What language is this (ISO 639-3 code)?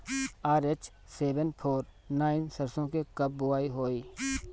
bho